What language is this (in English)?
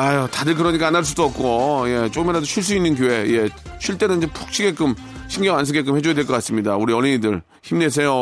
Korean